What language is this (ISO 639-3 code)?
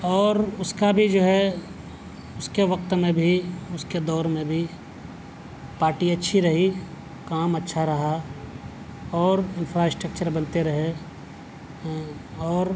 urd